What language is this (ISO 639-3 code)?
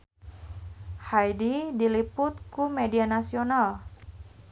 sun